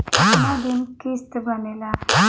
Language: Bhojpuri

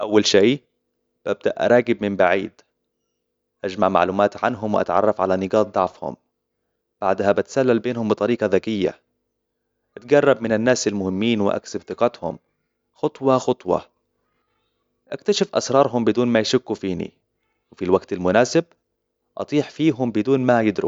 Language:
Hijazi Arabic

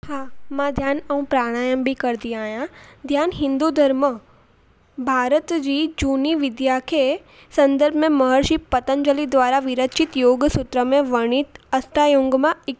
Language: Sindhi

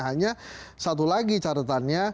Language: Indonesian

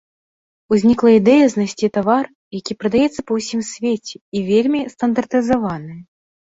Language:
Belarusian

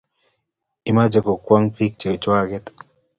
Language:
Kalenjin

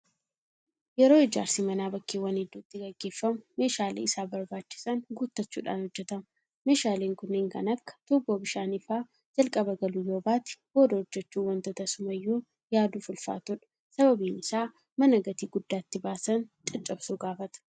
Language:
Oromo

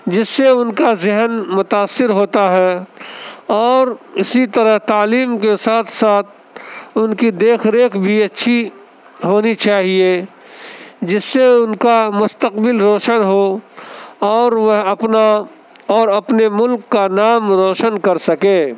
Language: Urdu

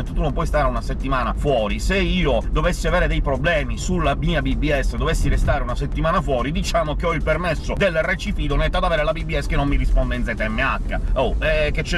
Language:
Italian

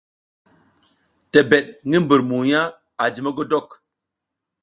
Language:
South Giziga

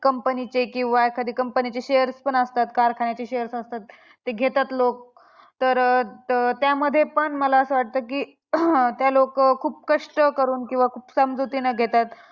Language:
Marathi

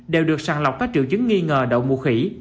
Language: Vietnamese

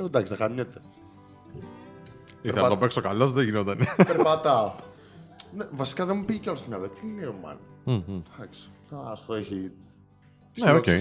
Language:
Greek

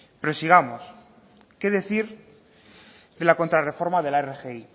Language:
Spanish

